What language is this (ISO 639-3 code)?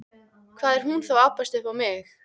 isl